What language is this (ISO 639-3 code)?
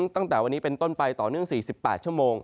tha